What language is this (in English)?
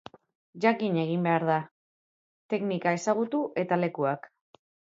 Basque